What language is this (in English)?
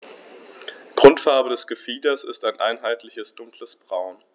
German